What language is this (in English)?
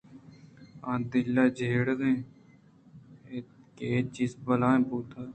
Eastern Balochi